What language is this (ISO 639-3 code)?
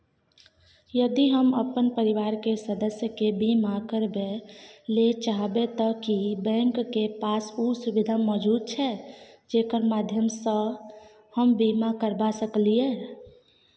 mai